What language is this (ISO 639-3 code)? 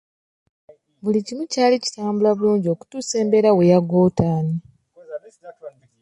lug